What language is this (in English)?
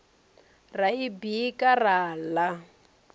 Venda